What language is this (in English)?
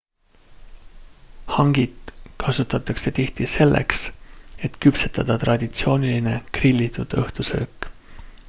Estonian